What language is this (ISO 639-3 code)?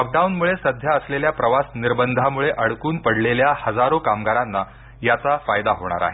mar